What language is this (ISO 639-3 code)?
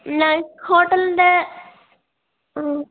mal